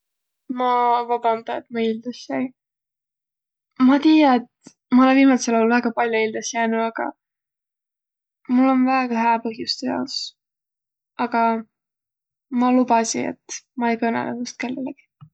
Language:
Võro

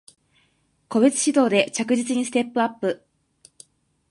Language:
Japanese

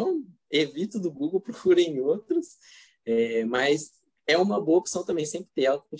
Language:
Portuguese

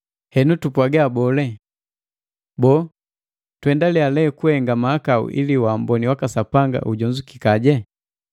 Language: Matengo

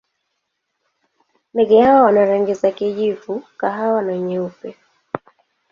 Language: Swahili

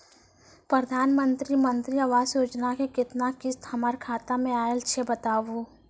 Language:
Maithili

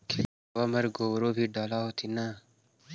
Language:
Magahi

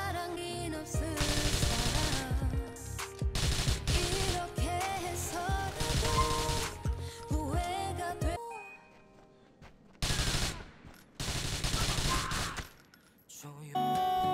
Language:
Korean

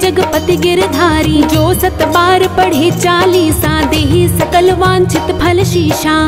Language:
Hindi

